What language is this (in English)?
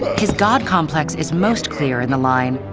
English